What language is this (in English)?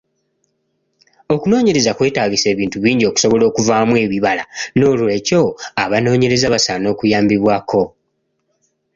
Ganda